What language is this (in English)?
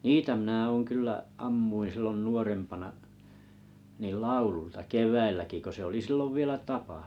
Finnish